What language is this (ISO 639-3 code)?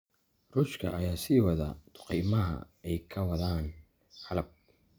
som